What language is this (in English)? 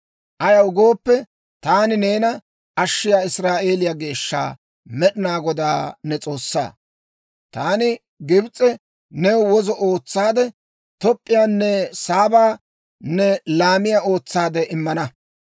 Dawro